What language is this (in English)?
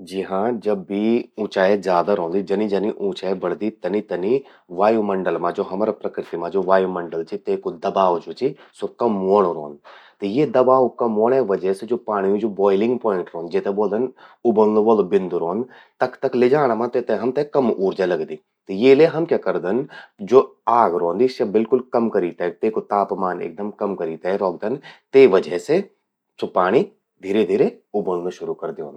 Garhwali